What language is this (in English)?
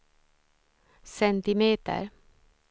Swedish